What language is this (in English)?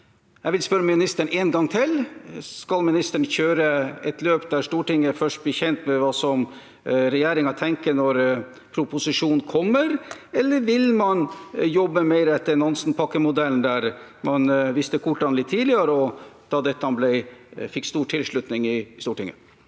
Norwegian